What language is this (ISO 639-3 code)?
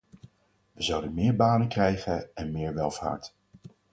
nld